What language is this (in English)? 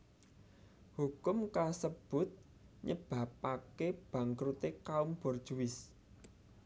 Javanese